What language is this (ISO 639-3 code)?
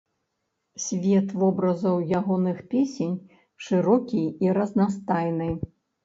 bel